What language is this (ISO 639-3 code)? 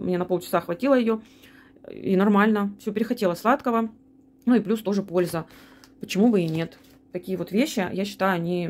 rus